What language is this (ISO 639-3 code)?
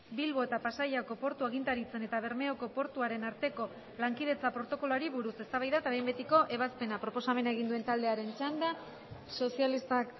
eus